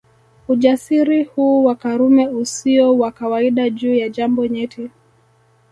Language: Swahili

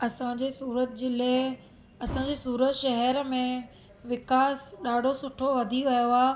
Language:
Sindhi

